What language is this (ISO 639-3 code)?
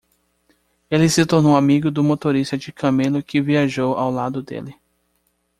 por